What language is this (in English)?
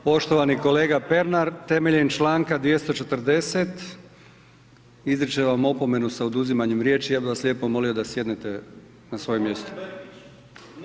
Croatian